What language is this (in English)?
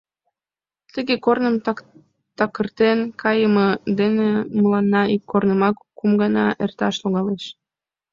Mari